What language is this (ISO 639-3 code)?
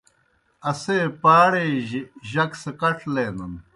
plk